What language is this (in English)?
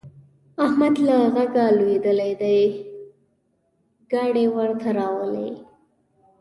Pashto